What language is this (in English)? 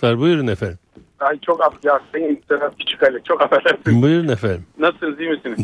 Turkish